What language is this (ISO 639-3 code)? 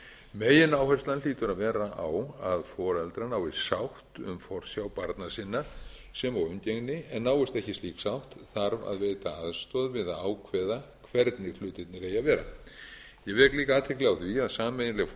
isl